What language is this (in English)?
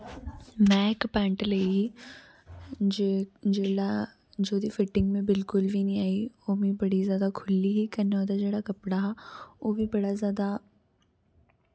Dogri